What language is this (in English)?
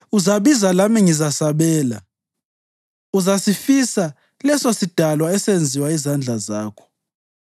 North Ndebele